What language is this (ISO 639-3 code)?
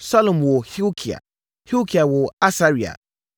aka